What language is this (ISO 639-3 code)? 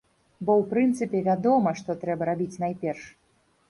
bel